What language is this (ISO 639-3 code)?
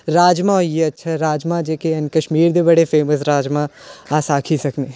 doi